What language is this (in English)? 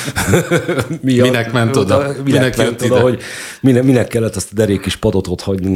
Hungarian